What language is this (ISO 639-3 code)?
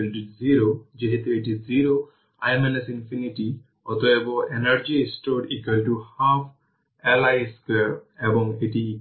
ben